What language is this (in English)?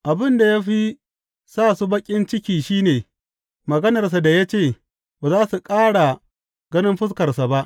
Hausa